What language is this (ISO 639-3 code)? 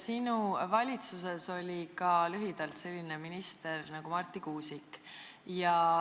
est